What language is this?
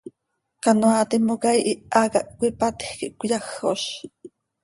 Seri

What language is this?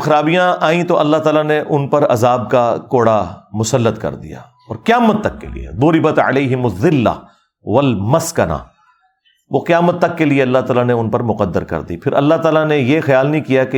Urdu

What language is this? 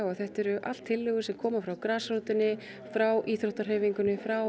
Icelandic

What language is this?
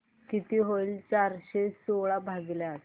Marathi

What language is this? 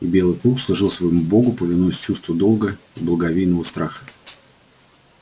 Russian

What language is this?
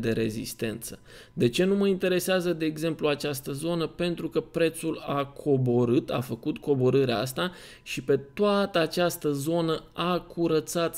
Romanian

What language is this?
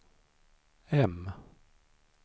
Swedish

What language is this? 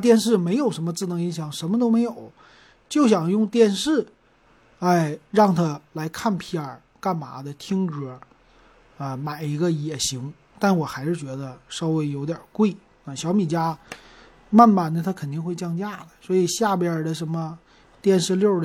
Chinese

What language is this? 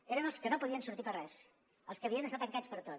Catalan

